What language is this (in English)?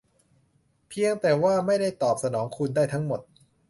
Thai